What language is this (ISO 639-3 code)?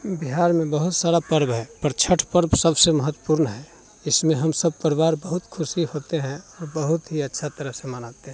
hin